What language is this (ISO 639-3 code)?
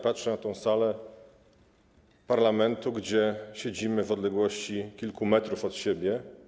pol